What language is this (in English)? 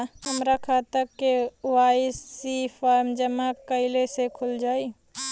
Bhojpuri